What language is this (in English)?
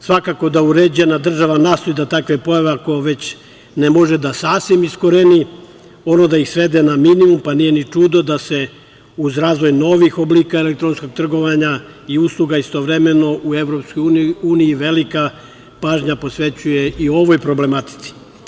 Serbian